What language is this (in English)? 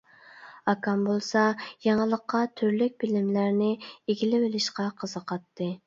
Uyghur